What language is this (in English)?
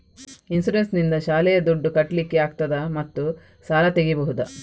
Kannada